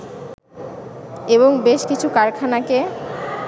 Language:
Bangla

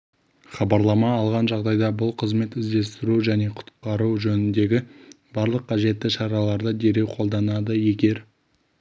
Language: Kazakh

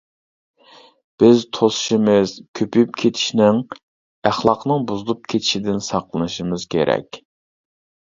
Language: Uyghur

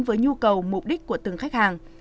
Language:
Vietnamese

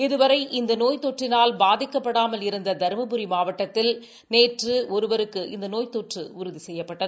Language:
Tamil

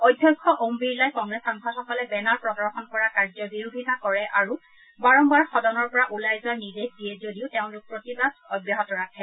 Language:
Assamese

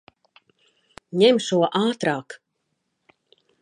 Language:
Latvian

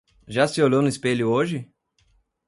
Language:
Portuguese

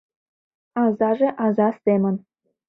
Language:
Mari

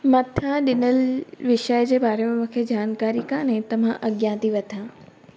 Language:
Sindhi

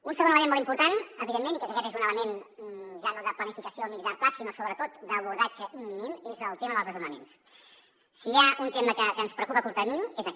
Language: Catalan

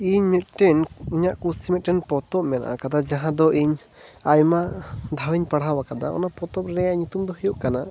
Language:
Santali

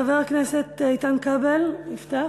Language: Hebrew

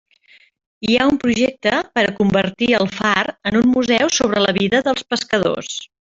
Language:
Catalan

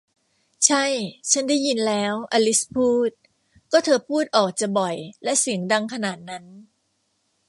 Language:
Thai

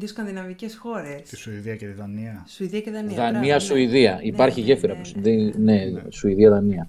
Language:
Greek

